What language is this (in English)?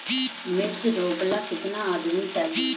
Bhojpuri